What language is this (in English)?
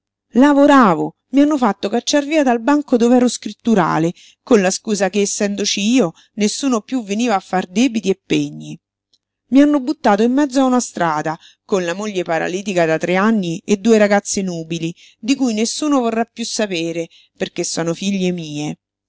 Italian